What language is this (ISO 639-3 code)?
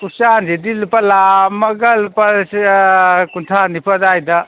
mni